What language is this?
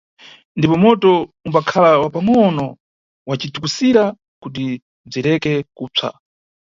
Nyungwe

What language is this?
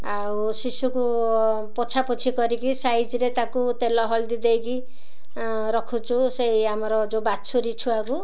Odia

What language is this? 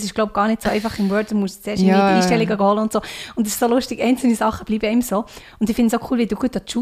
German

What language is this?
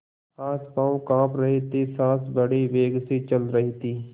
Hindi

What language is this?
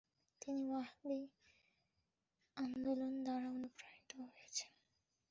Bangla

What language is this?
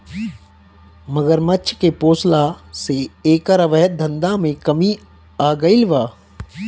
Bhojpuri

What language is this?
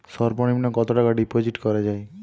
Bangla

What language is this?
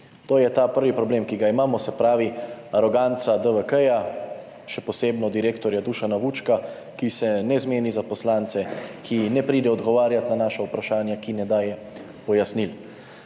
Slovenian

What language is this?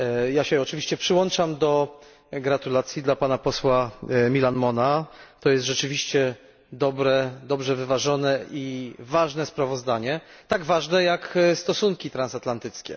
Polish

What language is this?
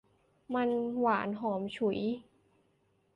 Thai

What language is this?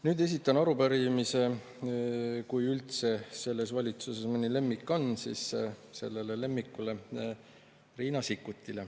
Estonian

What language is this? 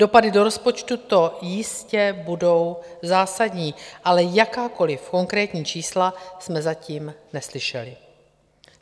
Czech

